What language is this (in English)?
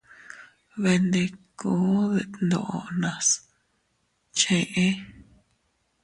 Teutila Cuicatec